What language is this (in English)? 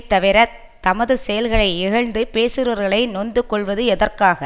Tamil